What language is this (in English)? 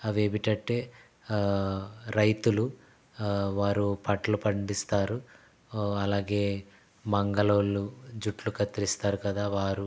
Telugu